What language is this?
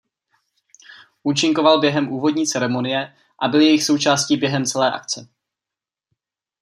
Czech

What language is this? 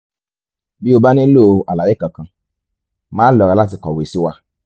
Yoruba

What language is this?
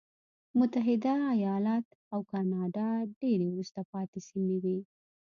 Pashto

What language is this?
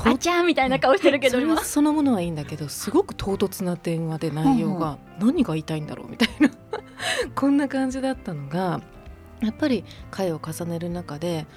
Japanese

